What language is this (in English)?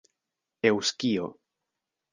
Esperanto